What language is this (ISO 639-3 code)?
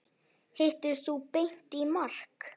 isl